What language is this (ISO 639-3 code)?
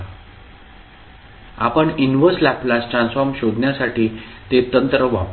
mar